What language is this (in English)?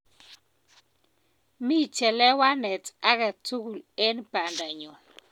Kalenjin